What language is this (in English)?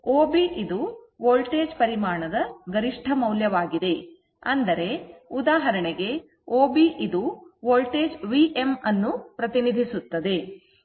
Kannada